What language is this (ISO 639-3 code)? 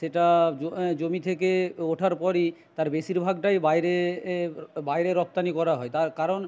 ben